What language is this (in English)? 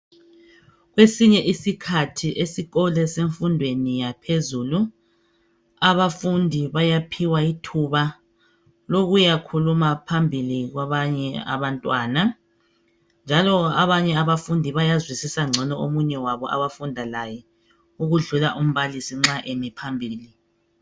North Ndebele